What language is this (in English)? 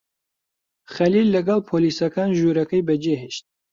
Central Kurdish